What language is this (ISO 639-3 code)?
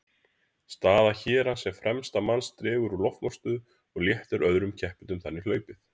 isl